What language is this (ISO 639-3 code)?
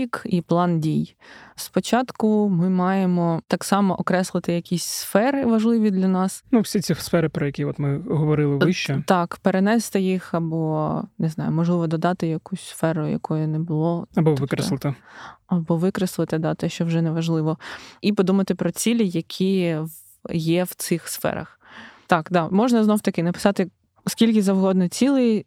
ukr